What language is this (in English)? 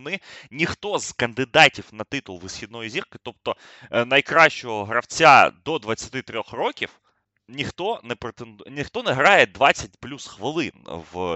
Ukrainian